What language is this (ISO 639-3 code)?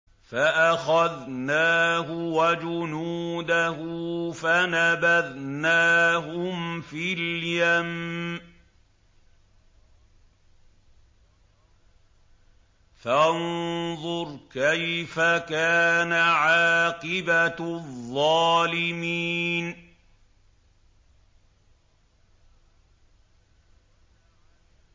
ara